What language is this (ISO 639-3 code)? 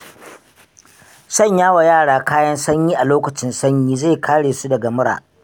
hau